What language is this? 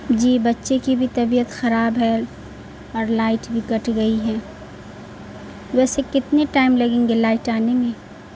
Urdu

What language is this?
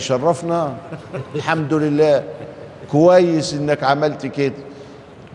Arabic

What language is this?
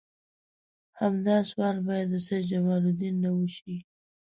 Pashto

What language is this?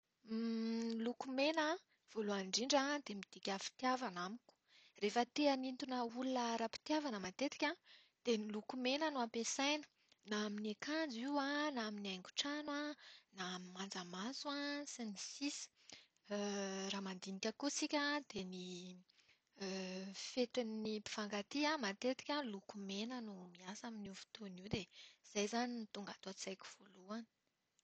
Malagasy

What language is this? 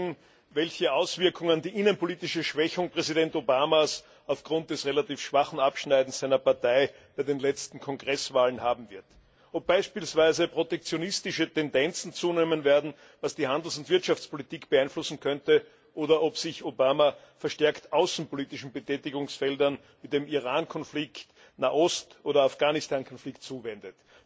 German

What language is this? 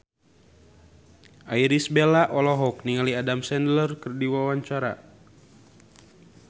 Sundanese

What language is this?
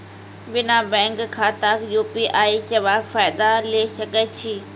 Maithili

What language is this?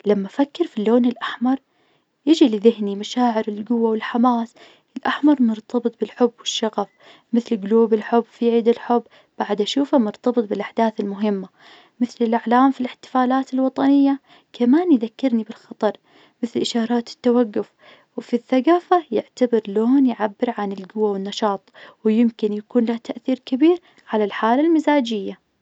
Najdi Arabic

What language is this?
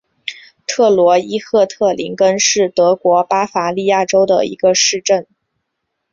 Chinese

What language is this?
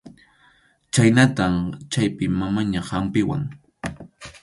Arequipa-La Unión Quechua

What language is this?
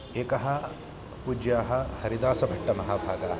Sanskrit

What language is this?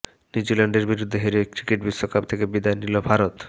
Bangla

